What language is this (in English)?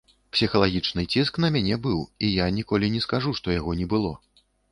Belarusian